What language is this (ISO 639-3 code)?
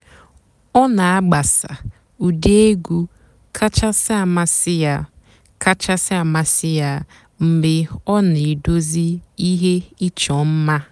ibo